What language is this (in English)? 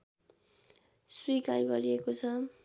Nepali